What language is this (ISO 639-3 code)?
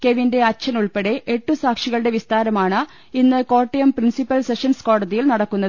mal